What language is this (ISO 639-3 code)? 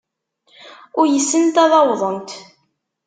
kab